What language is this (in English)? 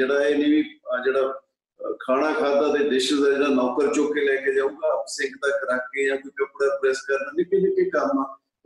Punjabi